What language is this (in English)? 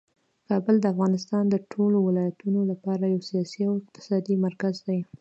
Pashto